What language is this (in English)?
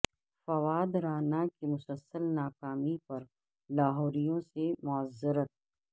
Urdu